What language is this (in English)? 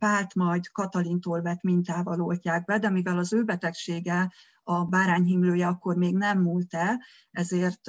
Hungarian